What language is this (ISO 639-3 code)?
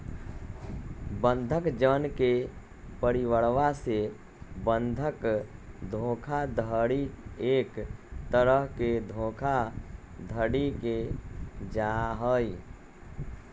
mag